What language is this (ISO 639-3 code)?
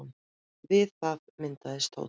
isl